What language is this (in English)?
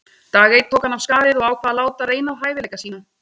Icelandic